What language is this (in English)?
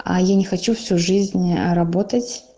Russian